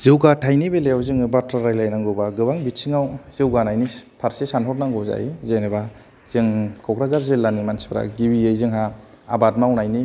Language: Bodo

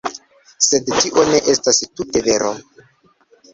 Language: Esperanto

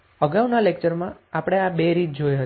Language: Gujarati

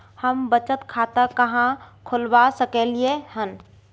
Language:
Maithili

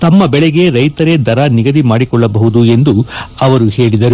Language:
Kannada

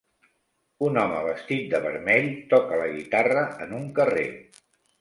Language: Catalan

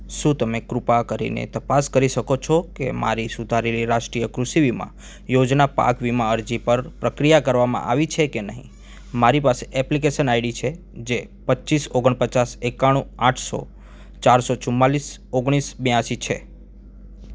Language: Gujarati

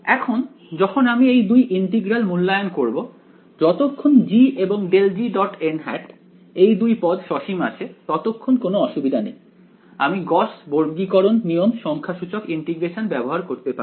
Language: Bangla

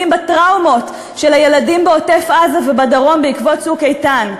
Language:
Hebrew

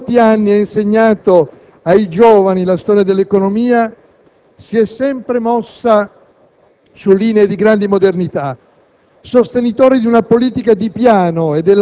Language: Italian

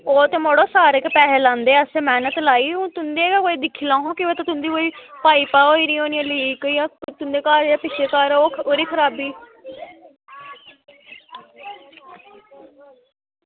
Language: Dogri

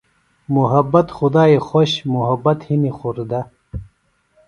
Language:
Phalura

